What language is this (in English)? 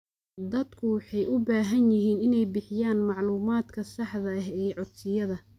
Somali